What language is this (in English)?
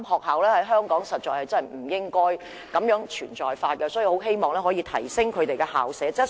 Cantonese